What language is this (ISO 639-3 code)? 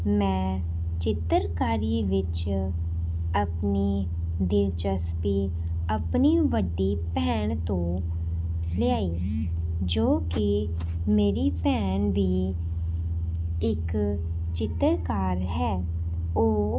pan